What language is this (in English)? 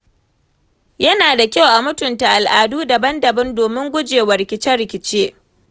Hausa